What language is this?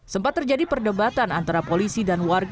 Indonesian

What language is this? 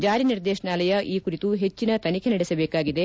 Kannada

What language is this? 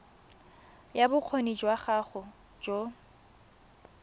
Tswana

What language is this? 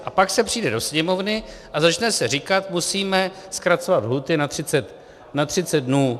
Czech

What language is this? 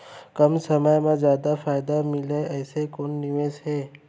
Chhattisgarhi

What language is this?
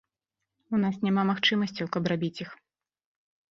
Belarusian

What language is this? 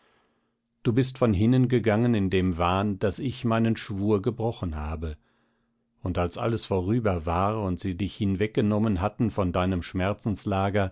German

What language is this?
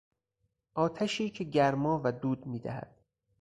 Persian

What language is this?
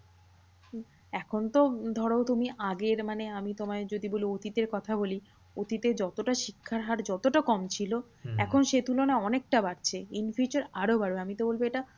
Bangla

